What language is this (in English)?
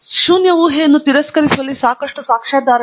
Kannada